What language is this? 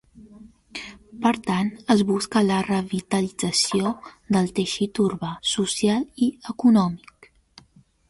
Catalan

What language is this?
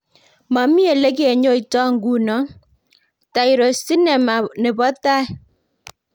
Kalenjin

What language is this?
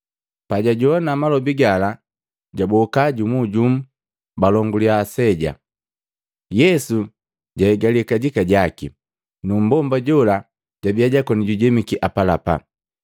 Matengo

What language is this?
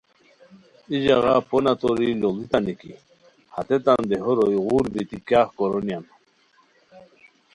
Khowar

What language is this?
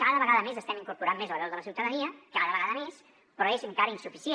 Catalan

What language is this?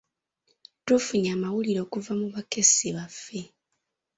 Ganda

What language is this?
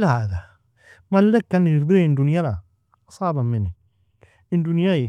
Nobiin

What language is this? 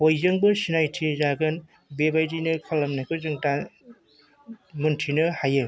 Bodo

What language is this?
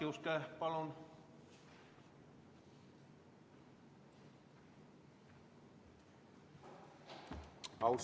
Estonian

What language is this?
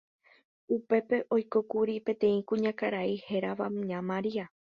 Guarani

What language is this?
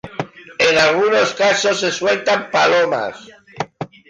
Spanish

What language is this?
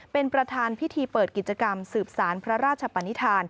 Thai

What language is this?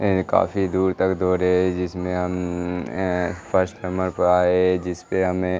Urdu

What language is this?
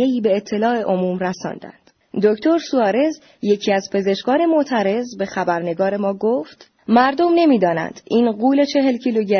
Persian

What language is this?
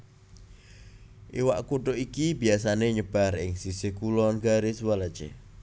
Javanese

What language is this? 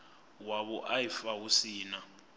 Venda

